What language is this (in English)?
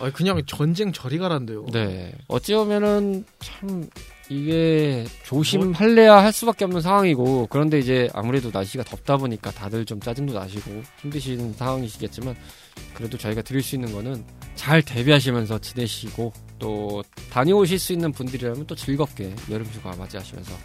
Korean